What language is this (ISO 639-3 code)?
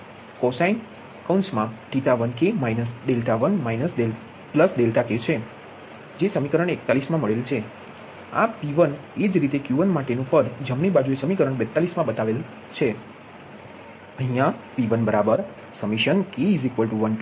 guj